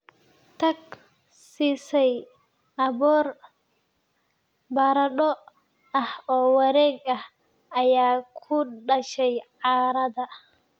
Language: Somali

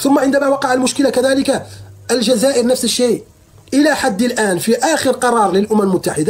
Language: Arabic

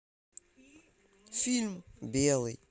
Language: Russian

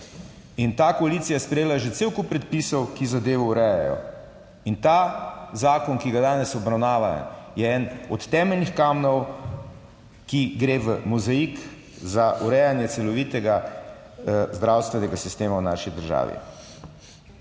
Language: Slovenian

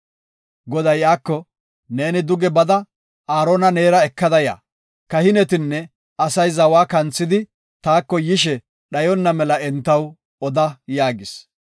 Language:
Gofa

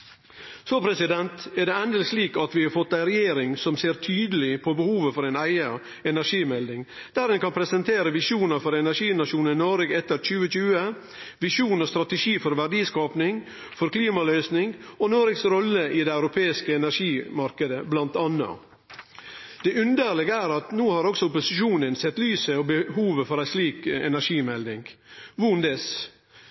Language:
Norwegian Nynorsk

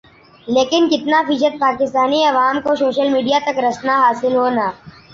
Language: Urdu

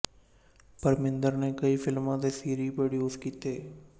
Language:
Punjabi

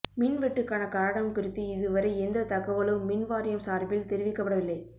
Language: Tamil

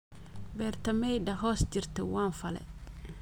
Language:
Somali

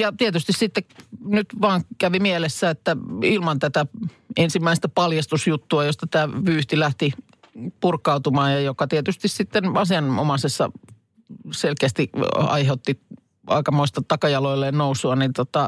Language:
Finnish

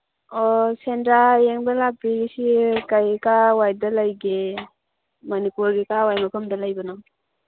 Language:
Manipuri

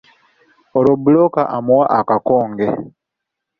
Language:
Ganda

